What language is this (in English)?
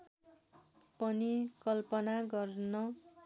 Nepali